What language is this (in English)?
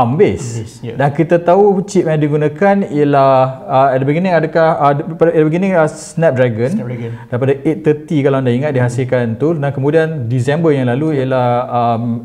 Malay